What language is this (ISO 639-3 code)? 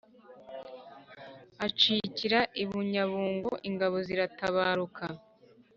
kin